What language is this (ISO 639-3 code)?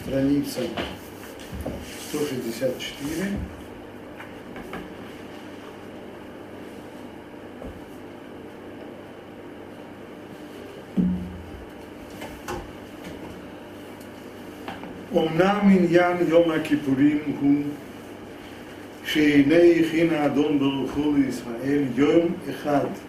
rus